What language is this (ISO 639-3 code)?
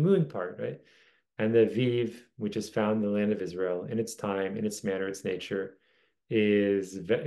eng